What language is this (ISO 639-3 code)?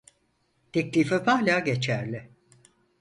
tur